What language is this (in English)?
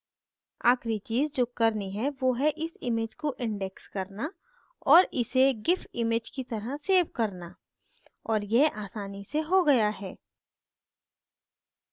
Hindi